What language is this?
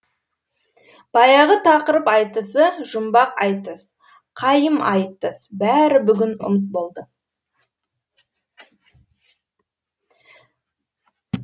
Kazakh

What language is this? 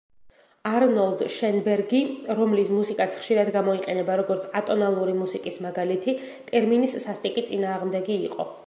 Georgian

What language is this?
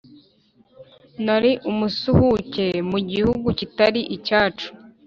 Kinyarwanda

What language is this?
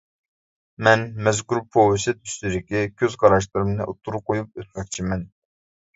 Uyghur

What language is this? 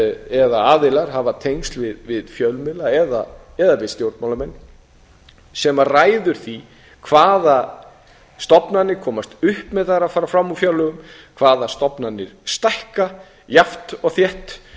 Icelandic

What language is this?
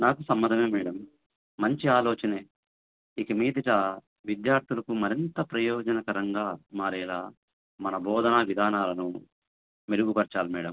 Telugu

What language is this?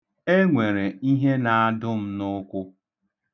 Igbo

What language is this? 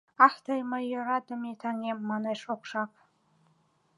Mari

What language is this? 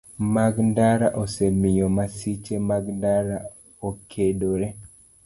Luo (Kenya and Tanzania)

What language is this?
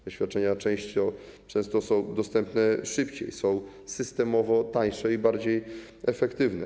Polish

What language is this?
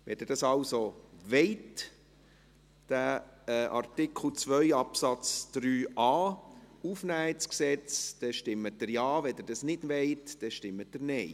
Swiss German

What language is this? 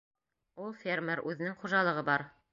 Bashkir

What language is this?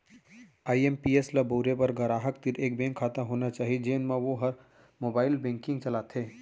Chhattisgarhi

